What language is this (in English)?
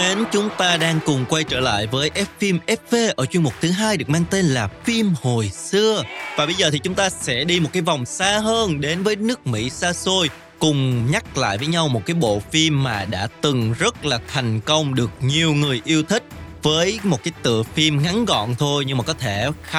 Vietnamese